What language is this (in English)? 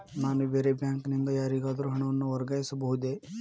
Kannada